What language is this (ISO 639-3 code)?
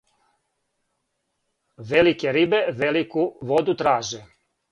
srp